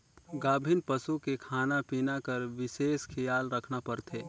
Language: Chhattisgarhi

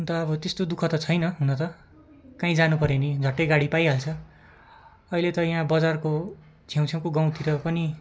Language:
Nepali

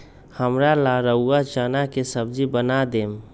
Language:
Magahi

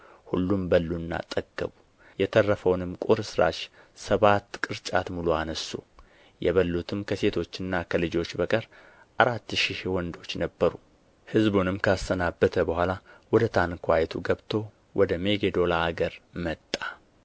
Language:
Amharic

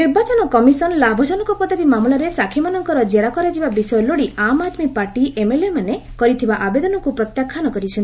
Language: Odia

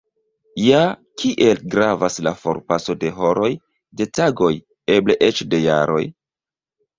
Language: Esperanto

